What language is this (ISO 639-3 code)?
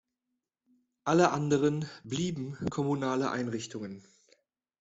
deu